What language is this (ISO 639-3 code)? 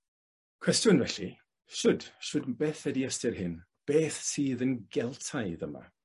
cym